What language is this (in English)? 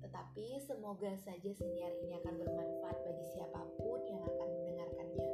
Indonesian